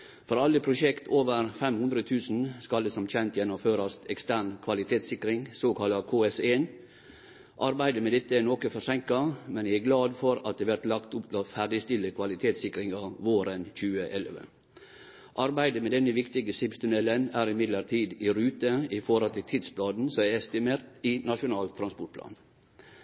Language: Norwegian Nynorsk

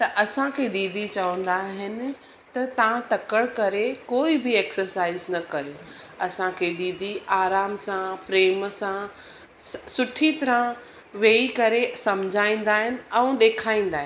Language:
Sindhi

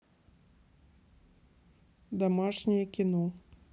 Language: Russian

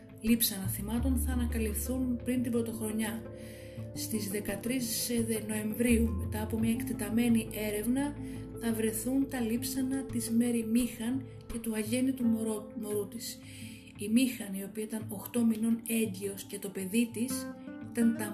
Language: Greek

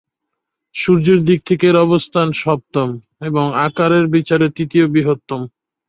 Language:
Bangla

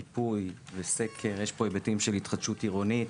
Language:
Hebrew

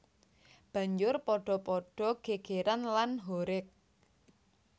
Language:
Javanese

